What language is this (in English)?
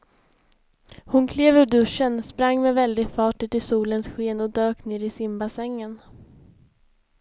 Swedish